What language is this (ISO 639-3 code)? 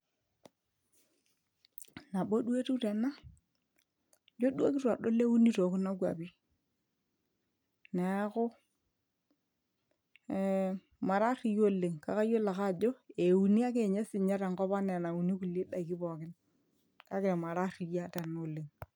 mas